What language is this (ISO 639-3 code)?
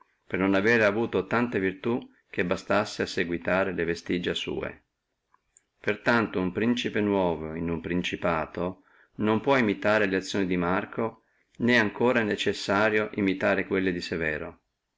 ita